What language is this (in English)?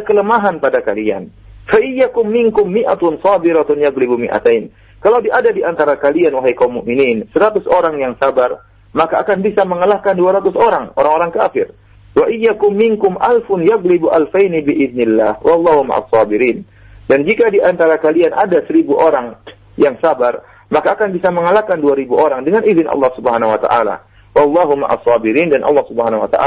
Malay